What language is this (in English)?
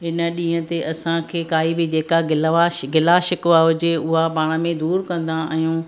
Sindhi